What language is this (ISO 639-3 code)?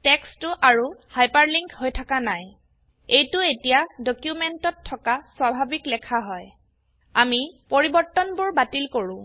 asm